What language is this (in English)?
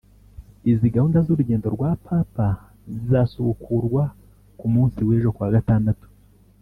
Kinyarwanda